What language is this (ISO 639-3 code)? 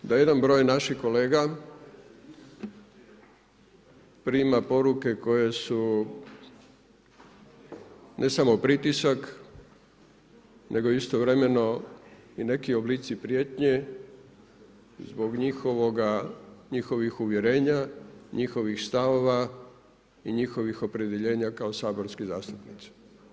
hrv